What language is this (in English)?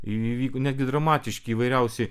Lithuanian